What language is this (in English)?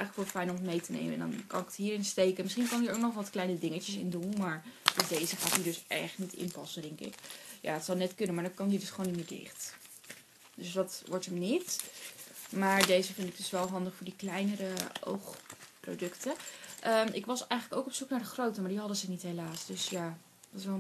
Dutch